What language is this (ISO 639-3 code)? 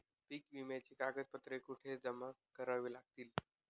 mar